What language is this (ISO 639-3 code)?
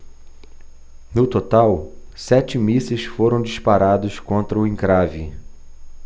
por